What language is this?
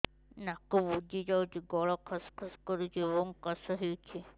Odia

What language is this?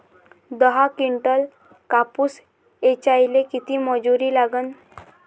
Marathi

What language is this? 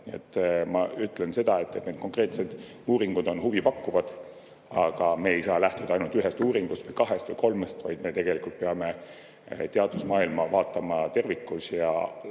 Estonian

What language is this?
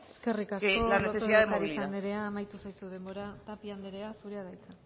Basque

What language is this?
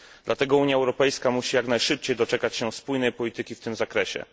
Polish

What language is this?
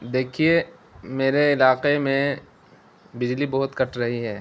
Urdu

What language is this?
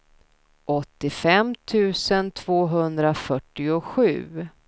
Swedish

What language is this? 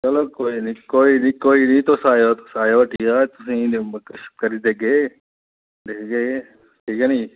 Dogri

